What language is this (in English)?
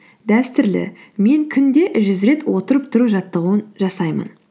Kazakh